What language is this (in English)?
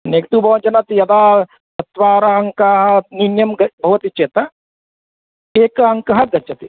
Sanskrit